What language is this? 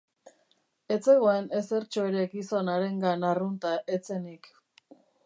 Basque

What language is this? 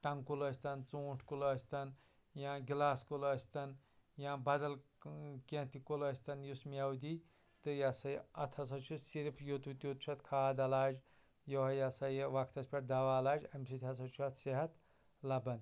Kashmiri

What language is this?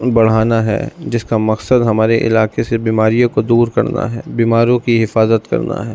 Urdu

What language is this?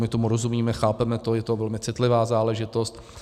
Czech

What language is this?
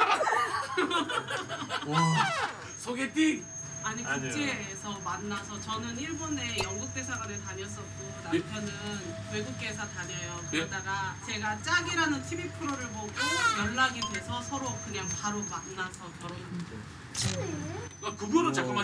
Korean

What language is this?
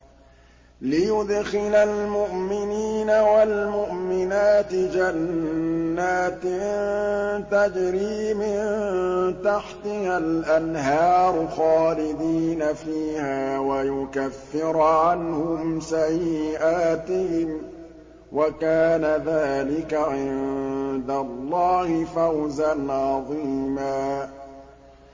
Arabic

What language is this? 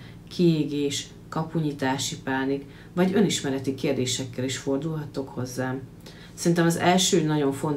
Hungarian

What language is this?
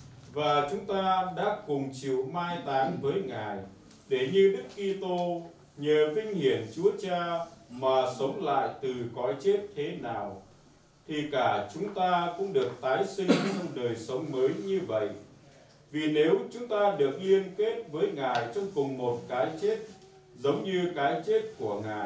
Vietnamese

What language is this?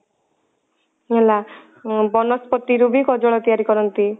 Odia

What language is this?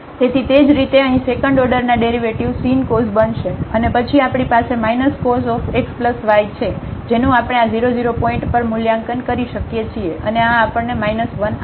Gujarati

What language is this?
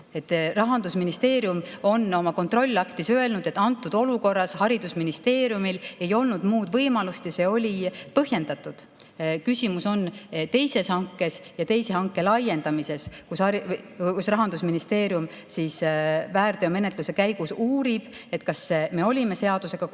Estonian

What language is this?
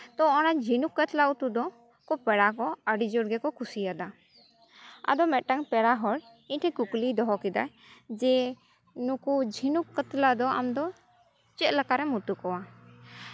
Santali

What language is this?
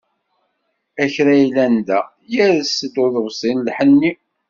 Kabyle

